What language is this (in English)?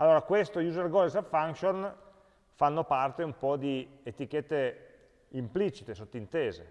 Italian